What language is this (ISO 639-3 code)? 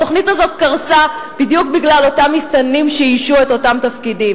heb